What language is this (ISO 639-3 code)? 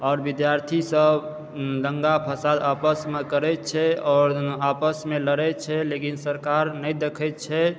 mai